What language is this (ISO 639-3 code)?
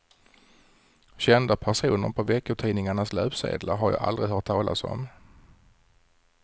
swe